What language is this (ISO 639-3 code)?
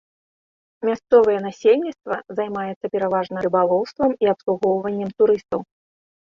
bel